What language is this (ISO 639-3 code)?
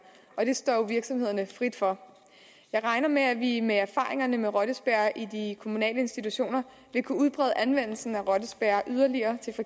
dan